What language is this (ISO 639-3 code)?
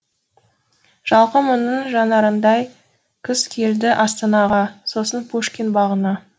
kaz